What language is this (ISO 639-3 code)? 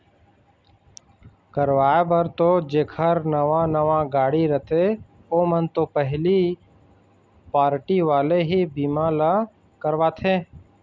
hne